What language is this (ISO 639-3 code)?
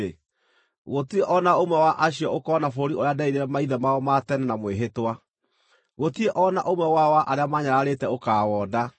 kik